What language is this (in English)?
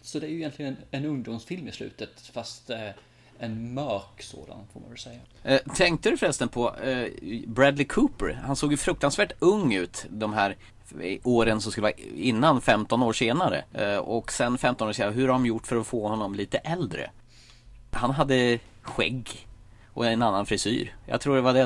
Swedish